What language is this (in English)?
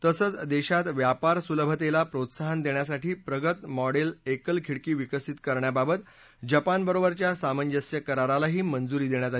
Marathi